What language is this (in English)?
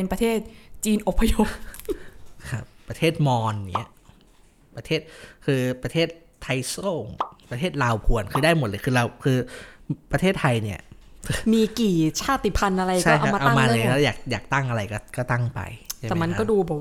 Thai